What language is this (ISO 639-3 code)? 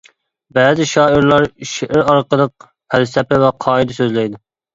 uig